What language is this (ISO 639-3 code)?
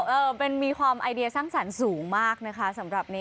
tha